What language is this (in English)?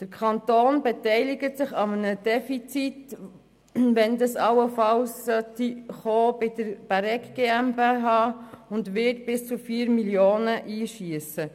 Swiss German